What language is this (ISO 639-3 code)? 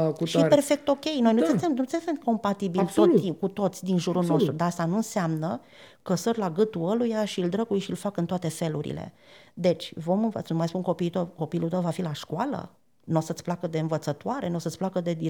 ron